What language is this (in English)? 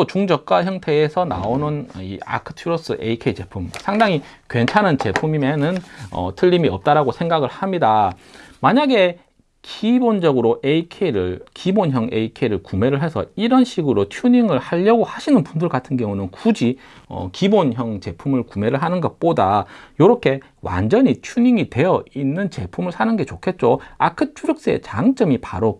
Korean